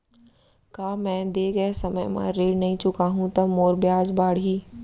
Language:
Chhattisgarhi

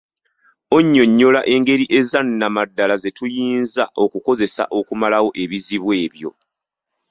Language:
Ganda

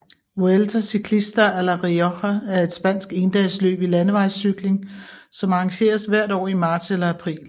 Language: Danish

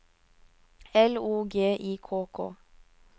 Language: Norwegian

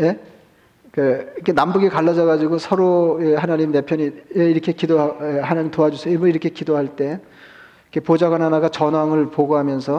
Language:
Korean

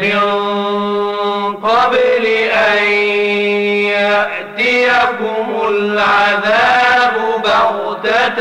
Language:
Arabic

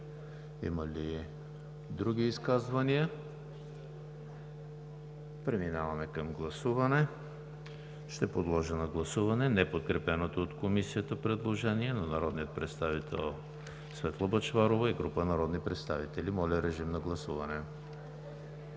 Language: Bulgarian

